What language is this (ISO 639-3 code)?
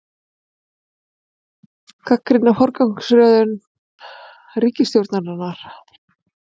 isl